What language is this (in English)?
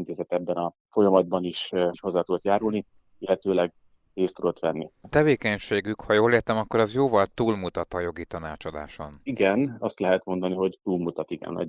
Hungarian